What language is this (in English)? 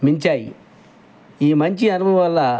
Telugu